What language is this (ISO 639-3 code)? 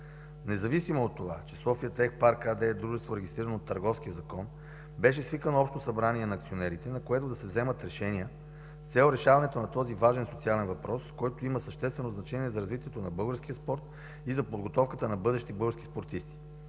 bul